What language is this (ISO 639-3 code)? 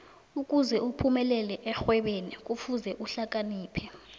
nbl